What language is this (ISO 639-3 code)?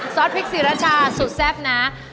tha